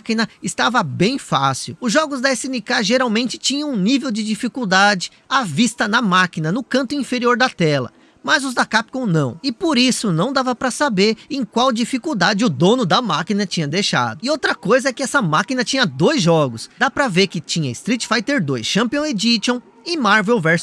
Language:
Portuguese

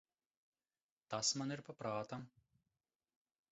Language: Latvian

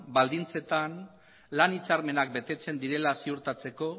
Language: Basque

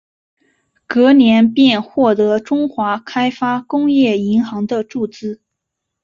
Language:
Chinese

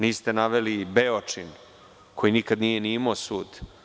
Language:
Serbian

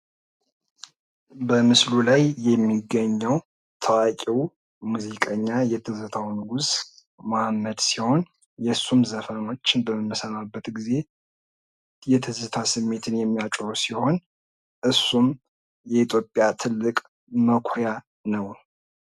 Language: Amharic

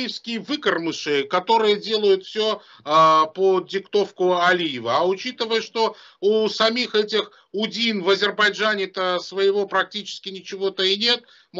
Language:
Russian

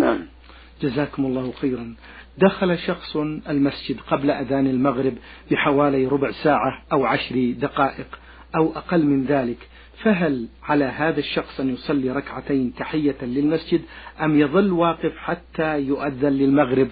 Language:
Arabic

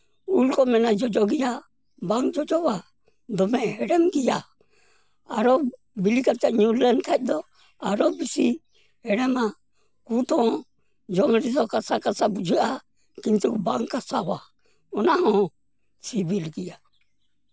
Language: Santali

